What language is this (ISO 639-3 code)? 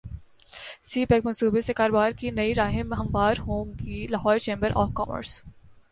urd